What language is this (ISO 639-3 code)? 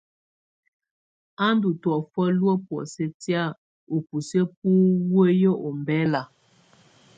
tvu